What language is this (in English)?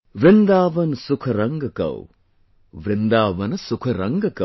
English